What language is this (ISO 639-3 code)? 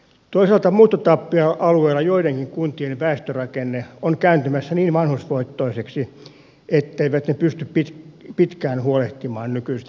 fin